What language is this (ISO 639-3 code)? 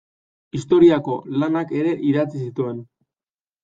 eus